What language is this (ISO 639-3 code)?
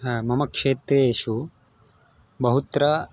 san